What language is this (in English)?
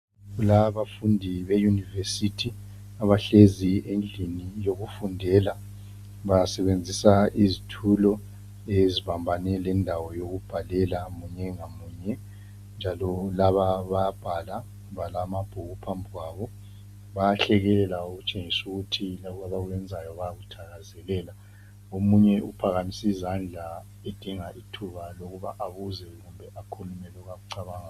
North Ndebele